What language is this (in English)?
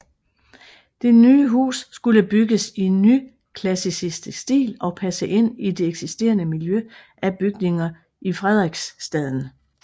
Danish